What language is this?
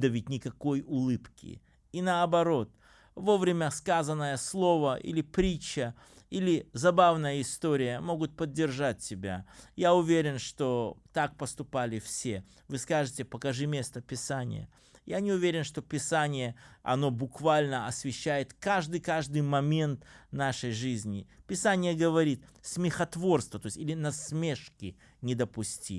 Russian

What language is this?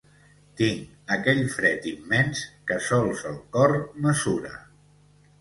Catalan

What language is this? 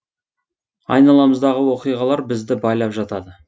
Kazakh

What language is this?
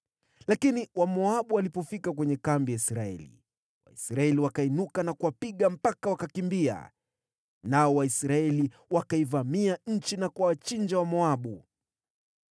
Swahili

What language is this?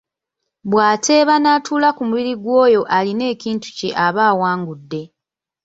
Ganda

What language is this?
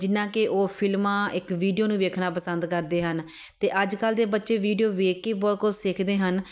Punjabi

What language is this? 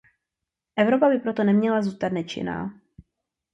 Czech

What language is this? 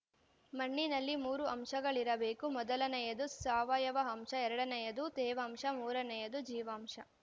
Kannada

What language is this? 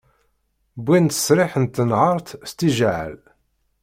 Kabyle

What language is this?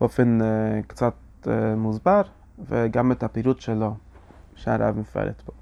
Hebrew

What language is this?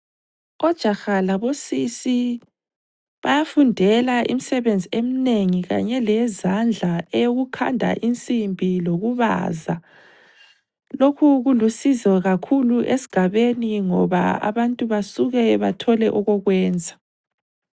North Ndebele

